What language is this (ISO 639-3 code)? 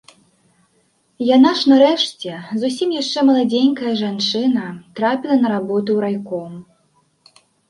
bel